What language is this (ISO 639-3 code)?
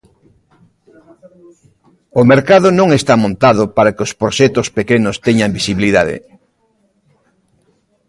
glg